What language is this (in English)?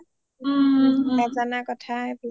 Assamese